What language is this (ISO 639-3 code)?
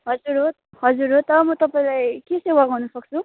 nep